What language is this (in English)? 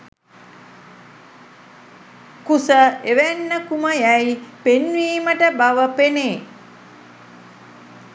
Sinhala